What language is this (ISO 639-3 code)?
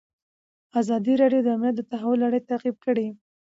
pus